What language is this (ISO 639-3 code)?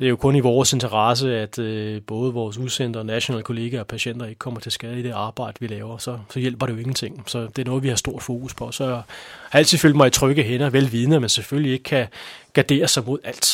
dan